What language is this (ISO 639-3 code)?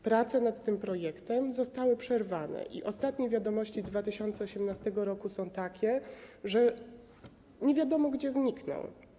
pol